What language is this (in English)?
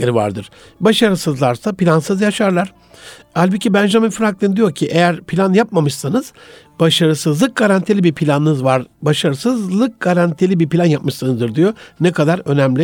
Turkish